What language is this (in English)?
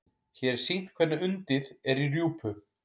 Icelandic